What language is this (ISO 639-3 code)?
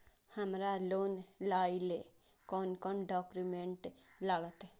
mai